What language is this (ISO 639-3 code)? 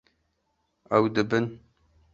kur